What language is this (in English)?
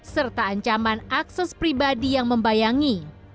Indonesian